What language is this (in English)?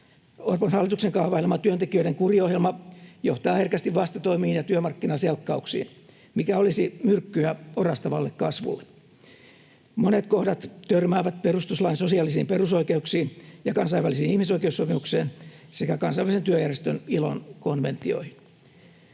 Finnish